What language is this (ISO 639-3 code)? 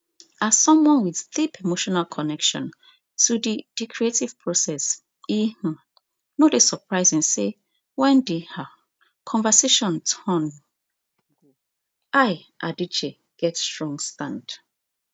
pcm